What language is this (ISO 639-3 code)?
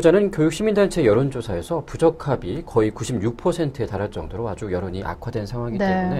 kor